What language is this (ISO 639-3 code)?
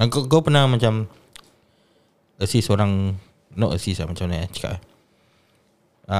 msa